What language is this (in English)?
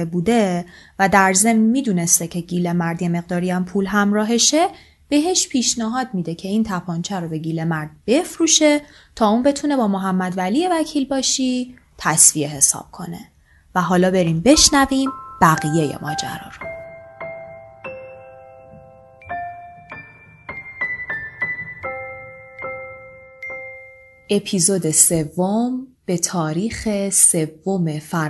Persian